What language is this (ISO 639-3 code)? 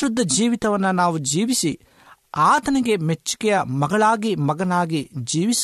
kan